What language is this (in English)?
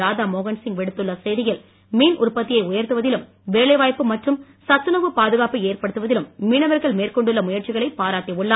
Tamil